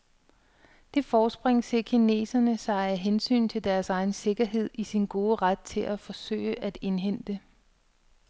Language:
Danish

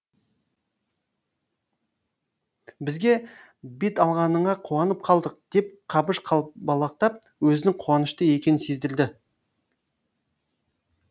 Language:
Kazakh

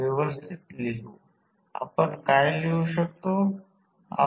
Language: Marathi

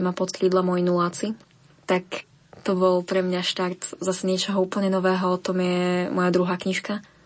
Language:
Slovak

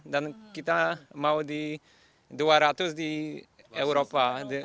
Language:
Indonesian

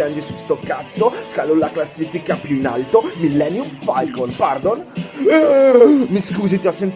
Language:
Italian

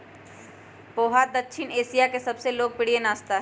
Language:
Magahi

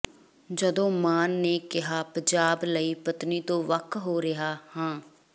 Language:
Punjabi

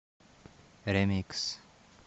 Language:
Russian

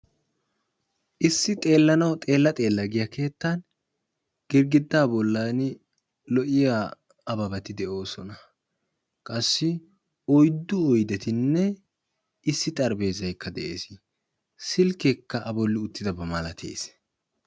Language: Wolaytta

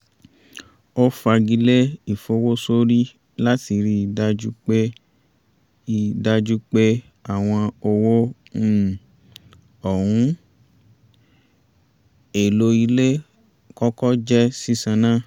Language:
Yoruba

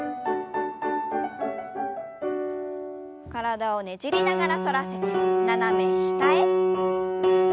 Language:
Japanese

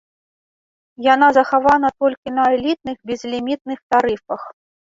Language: Belarusian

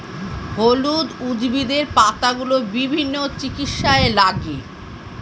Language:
Bangla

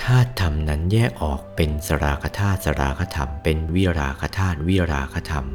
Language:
Thai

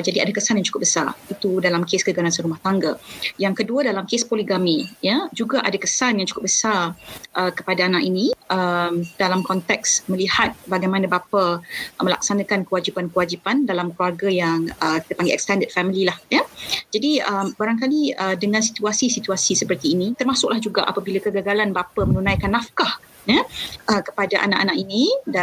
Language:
Malay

